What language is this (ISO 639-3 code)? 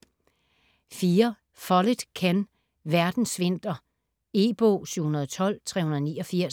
dan